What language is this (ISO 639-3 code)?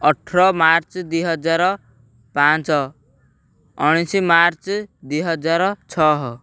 ori